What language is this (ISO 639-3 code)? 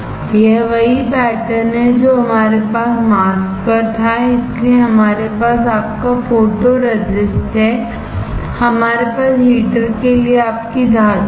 hin